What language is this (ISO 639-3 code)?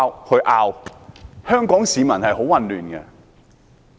yue